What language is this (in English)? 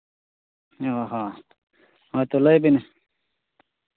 Santali